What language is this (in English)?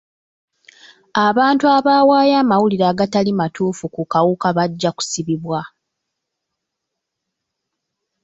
Ganda